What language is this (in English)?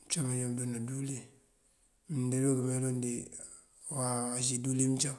Mandjak